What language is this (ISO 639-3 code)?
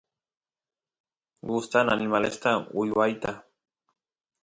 qus